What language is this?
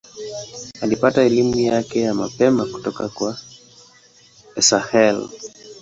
Swahili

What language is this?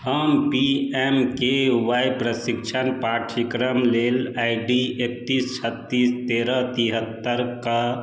Maithili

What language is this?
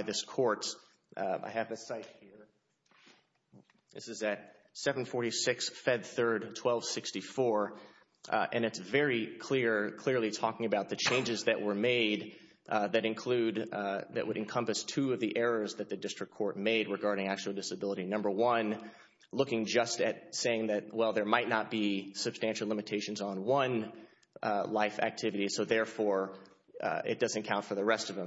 English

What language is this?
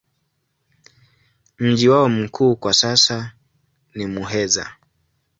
Swahili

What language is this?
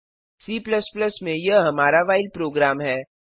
Hindi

